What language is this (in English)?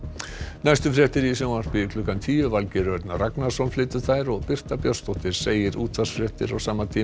Icelandic